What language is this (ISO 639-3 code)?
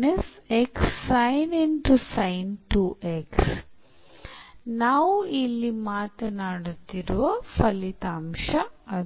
kan